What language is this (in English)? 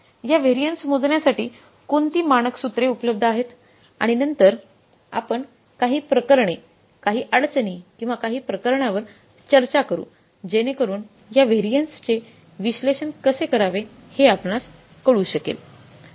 Marathi